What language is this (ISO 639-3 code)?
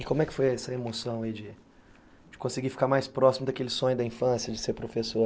por